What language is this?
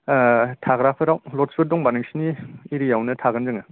Bodo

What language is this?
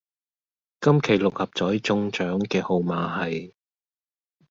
Cantonese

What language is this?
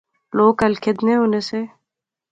Pahari-Potwari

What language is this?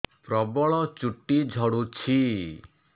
Odia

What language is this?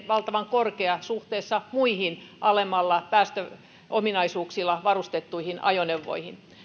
Finnish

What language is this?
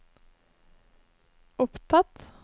Norwegian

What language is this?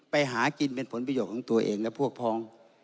Thai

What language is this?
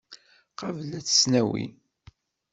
Kabyle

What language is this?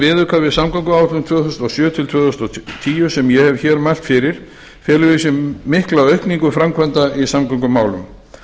Icelandic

